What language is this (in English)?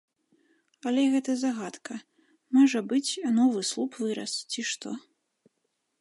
Belarusian